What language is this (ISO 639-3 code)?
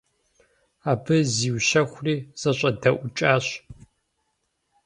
kbd